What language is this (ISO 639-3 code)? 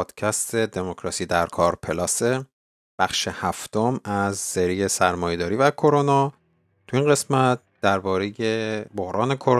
fas